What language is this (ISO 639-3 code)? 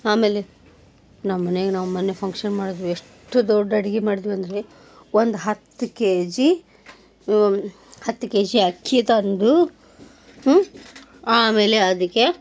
kan